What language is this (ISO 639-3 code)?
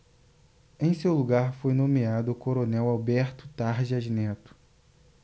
por